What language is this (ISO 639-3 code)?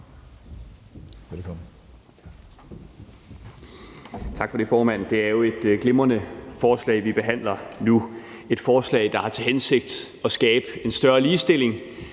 dan